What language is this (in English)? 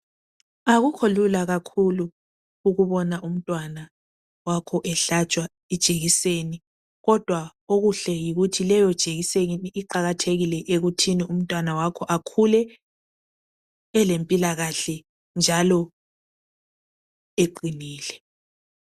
North Ndebele